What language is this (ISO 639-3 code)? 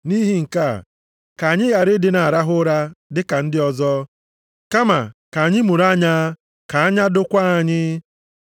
ibo